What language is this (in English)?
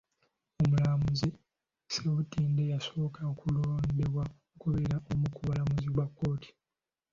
Ganda